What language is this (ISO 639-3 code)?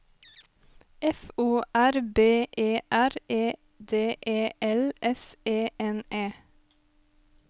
nor